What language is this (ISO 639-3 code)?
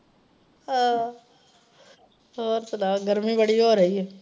pan